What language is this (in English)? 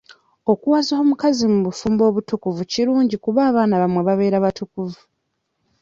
Ganda